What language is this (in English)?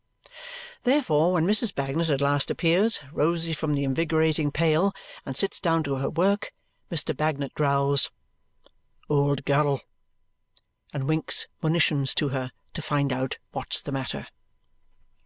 English